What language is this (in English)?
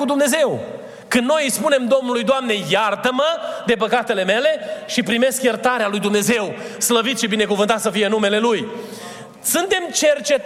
Romanian